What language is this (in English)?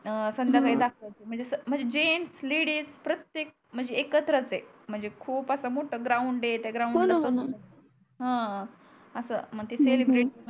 Marathi